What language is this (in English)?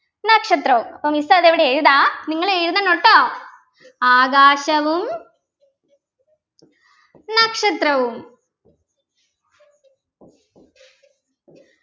Malayalam